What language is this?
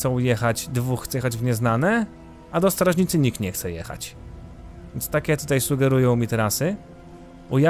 Polish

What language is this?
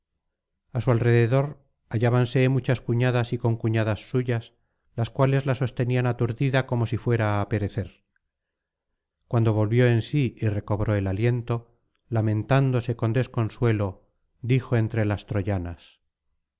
Spanish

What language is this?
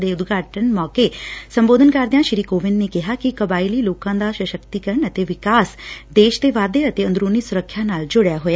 Punjabi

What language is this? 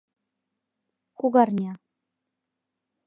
Mari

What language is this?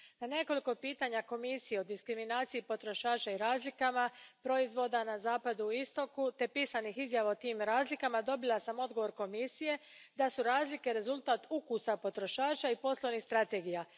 Croatian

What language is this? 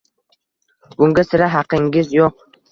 Uzbek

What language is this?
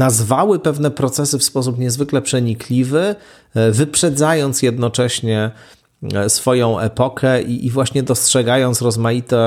Polish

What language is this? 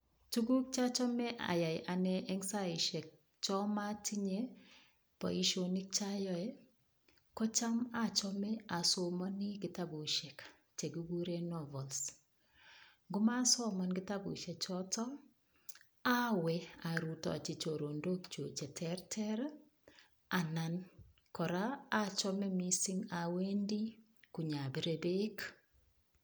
Kalenjin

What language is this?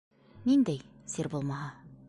Bashkir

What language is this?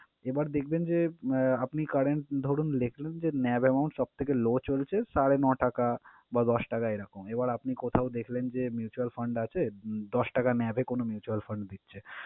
Bangla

